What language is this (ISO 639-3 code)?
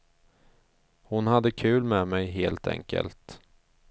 swe